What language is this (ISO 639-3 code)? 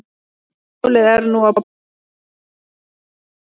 isl